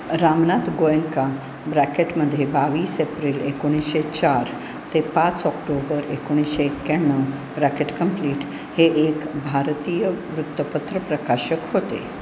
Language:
Marathi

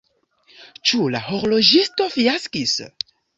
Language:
Esperanto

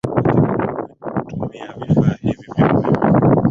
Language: Swahili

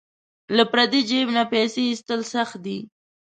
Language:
Pashto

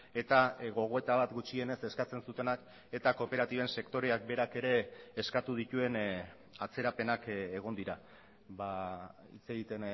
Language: Basque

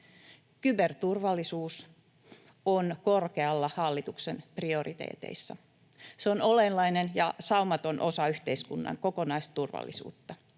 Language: Finnish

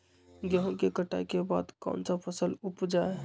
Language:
Magahi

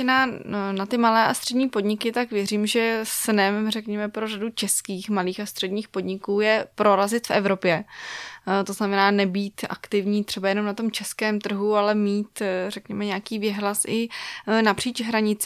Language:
Czech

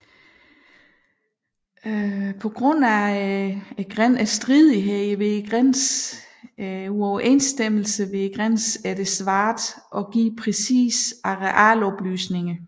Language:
Danish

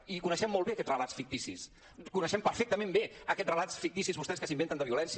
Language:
Catalan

